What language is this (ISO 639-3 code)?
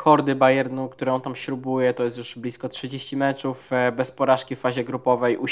pol